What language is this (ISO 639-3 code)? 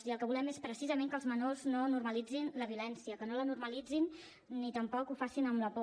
cat